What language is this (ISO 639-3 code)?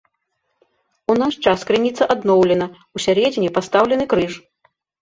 bel